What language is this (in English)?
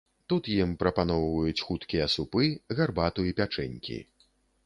Belarusian